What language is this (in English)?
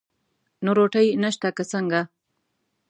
Pashto